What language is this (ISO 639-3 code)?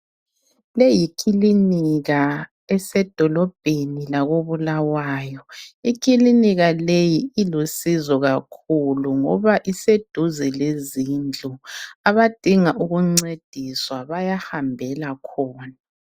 nde